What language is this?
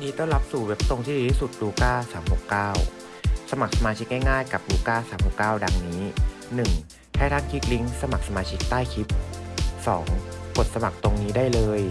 Thai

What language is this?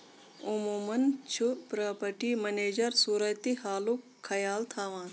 Kashmiri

